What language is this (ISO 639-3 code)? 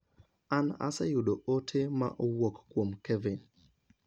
luo